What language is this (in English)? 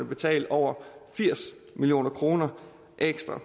Danish